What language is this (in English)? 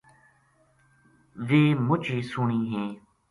Gujari